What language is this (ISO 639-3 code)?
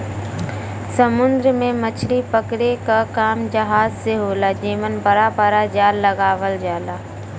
bho